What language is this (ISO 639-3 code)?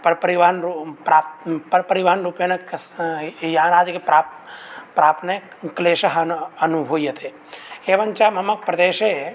san